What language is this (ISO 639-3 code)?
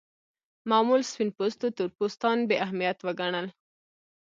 pus